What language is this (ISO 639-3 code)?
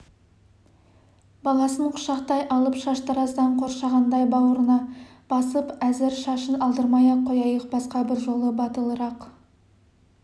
kaz